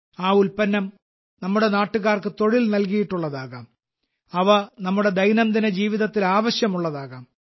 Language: Malayalam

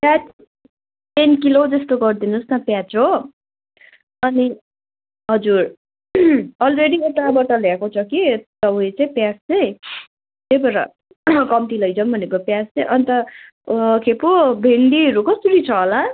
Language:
Nepali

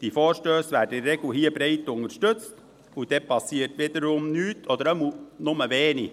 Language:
Swiss German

